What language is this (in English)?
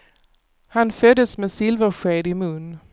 Swedish